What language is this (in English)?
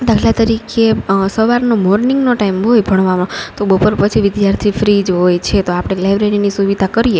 Gujarati